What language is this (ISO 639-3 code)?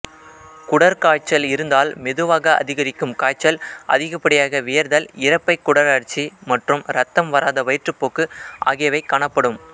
tam